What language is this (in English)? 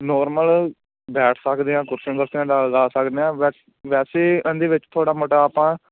Punjabi